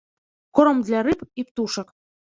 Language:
Belarusian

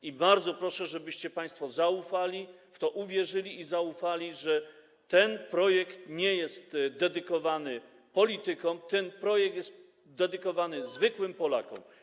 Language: Polish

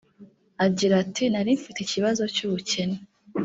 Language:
Kinyarwanda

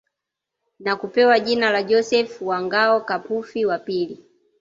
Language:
Swahili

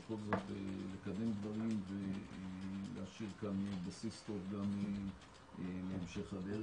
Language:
Hebrew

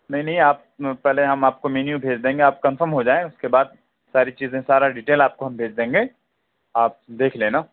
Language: Urdu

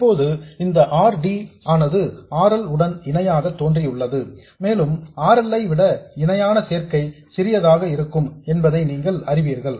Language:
Tamil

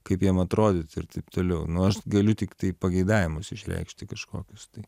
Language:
Lithuanian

